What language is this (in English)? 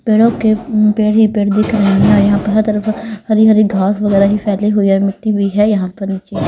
Hindi